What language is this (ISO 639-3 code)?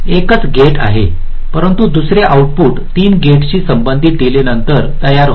mar